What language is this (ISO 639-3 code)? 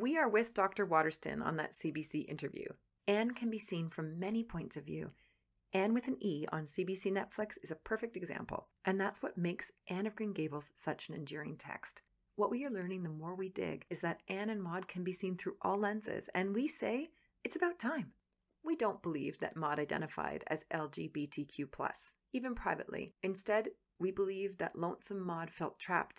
eng